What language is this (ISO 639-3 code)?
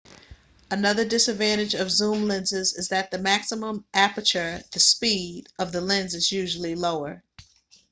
eng